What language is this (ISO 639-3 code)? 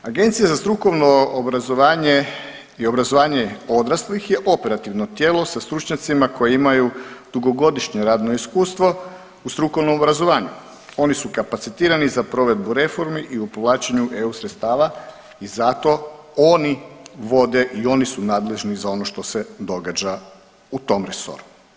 hrv